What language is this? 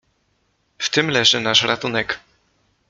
Polish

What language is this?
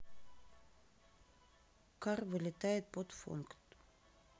Russian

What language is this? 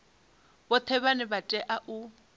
Venda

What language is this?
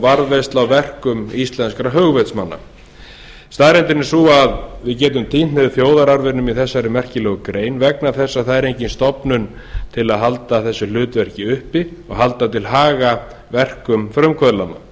Icelandic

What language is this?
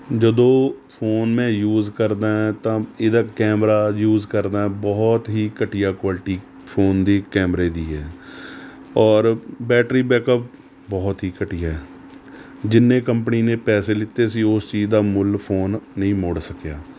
Punjabi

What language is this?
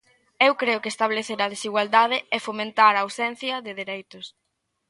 Galician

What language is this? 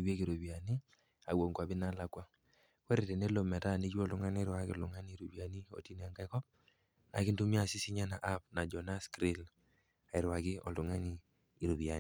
Masai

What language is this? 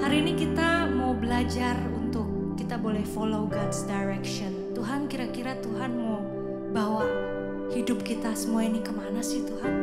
Indonesian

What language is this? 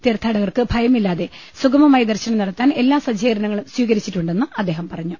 Malayalam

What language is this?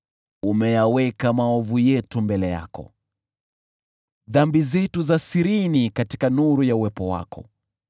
Swahili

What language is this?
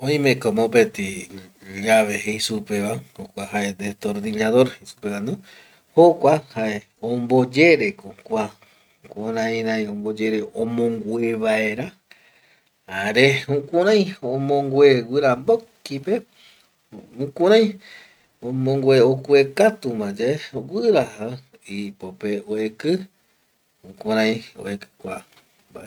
Eastern Bolivian Guaraní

